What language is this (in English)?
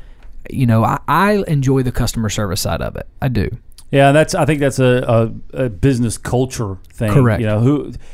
English